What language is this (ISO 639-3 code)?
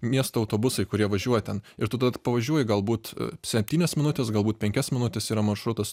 lit